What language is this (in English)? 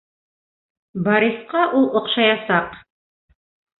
Bashkir